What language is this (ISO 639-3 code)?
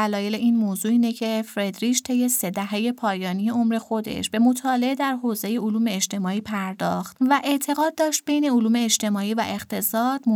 fas